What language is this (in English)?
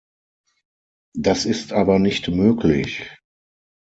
German